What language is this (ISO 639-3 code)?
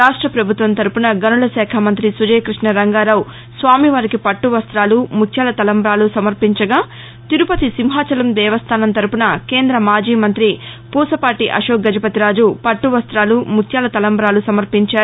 tel